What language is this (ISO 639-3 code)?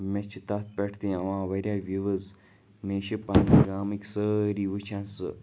kas